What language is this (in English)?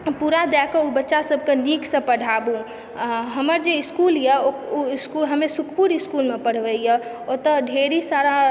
Maithili